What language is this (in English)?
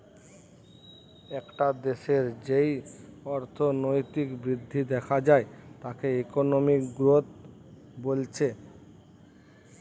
Bangla